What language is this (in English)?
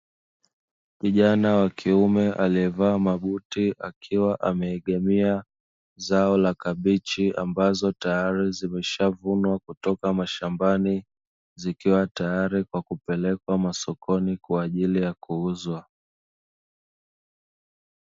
Swahili